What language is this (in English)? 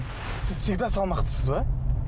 Kazakh